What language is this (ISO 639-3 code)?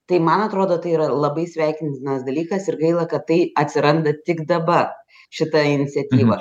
lit